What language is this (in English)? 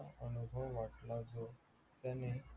Marathi